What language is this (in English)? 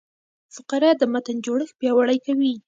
Pashto